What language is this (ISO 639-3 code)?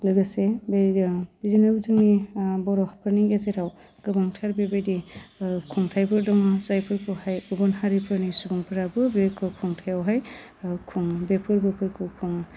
brx